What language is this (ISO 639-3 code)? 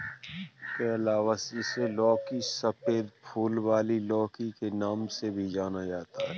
hin